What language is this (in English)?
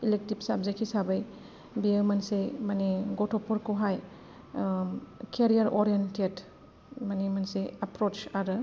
Bodo